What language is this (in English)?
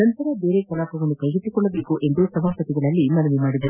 Kannada